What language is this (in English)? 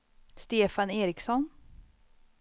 Swedish